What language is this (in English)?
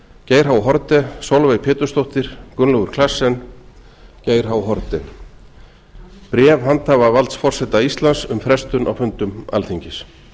Icelandic